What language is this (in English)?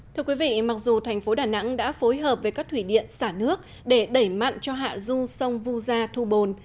Vietnamese